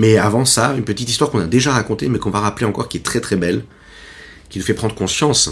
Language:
French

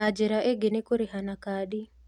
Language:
Kikuyu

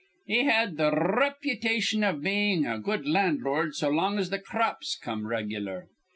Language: English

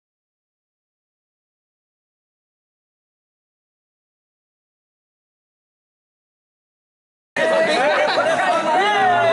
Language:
Arabic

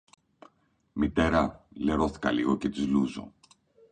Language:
Greek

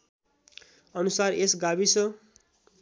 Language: Nepali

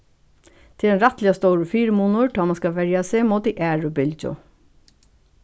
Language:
Faroese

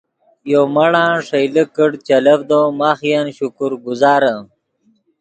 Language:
Yidgha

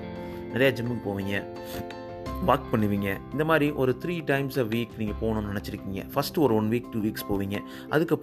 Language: Tamil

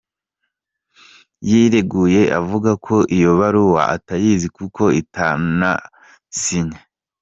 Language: Kinyarwanda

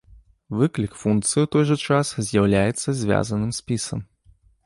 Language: Belarusian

